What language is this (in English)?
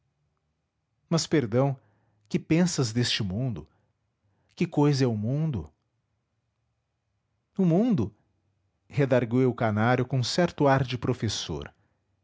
Portuguese